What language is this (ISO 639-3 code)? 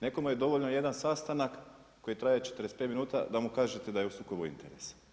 hrv